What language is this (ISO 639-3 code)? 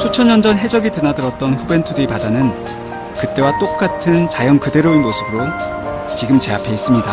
kor